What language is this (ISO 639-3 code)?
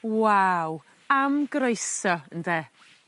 cym